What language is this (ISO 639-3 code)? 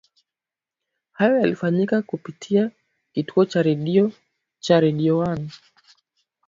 swa